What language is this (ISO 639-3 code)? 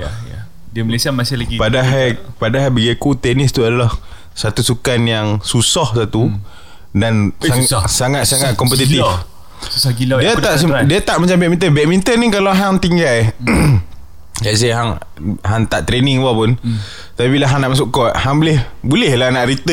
msa